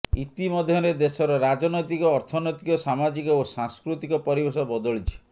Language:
Odia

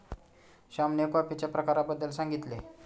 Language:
Marathi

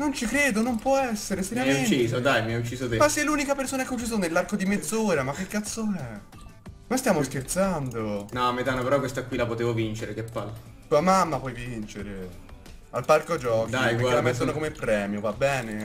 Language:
Italian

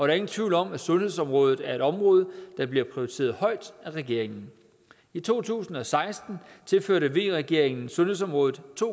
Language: Danish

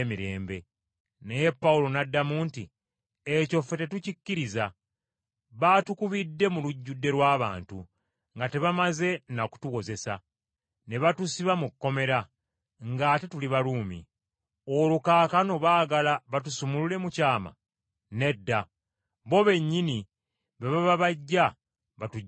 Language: Ganda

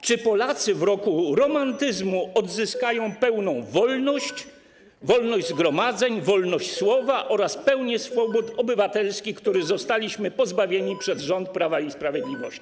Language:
Polish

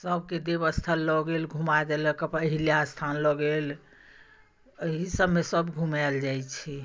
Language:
Maithili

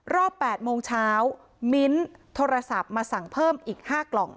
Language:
Thai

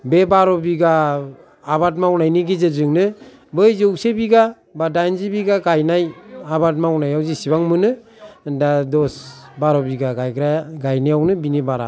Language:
Bodo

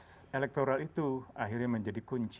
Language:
Indonesian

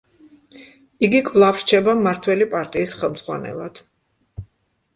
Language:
Georgian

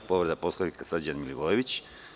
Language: Serbian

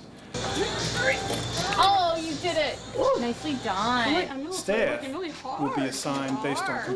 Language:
English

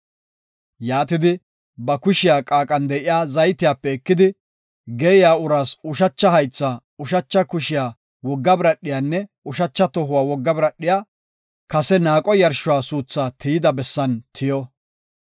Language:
Gofa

